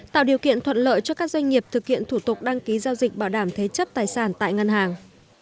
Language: Vietnamese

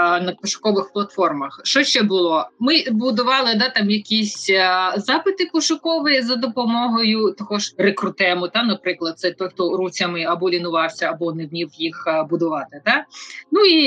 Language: Ukrainian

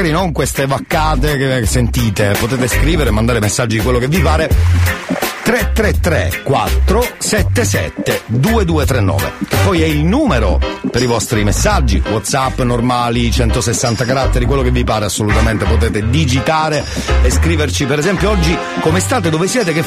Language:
Italian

